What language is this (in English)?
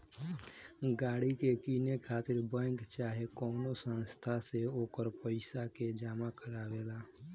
Bhojpuri